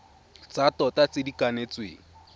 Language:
Tswana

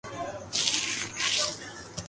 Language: Urdu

